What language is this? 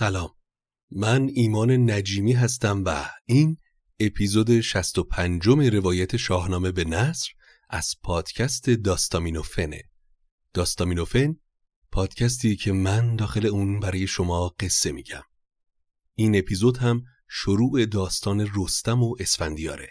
Persian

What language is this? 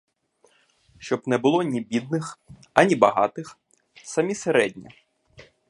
Ukrainian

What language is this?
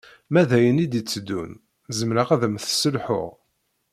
Kabyle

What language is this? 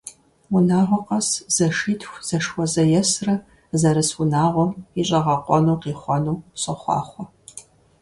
Kabardian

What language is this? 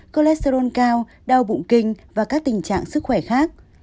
Vietnamese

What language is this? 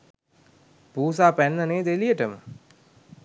Sinhala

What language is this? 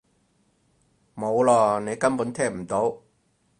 Cantonese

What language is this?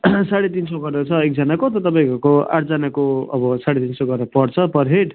Nepali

